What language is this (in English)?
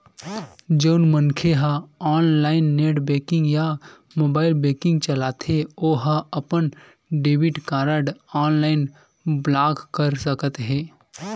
Chhattisgarhi